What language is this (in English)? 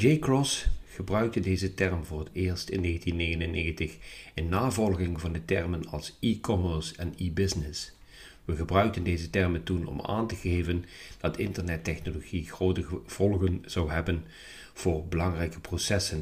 Dutch